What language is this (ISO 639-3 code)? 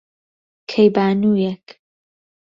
ckb